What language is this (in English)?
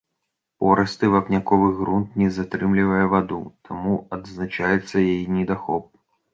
Belarusian